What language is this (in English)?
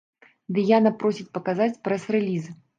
Belarusian